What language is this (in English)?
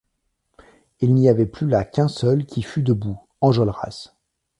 French